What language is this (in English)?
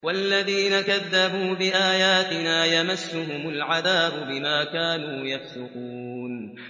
Arabic